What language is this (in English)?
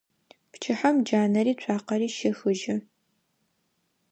Adyghe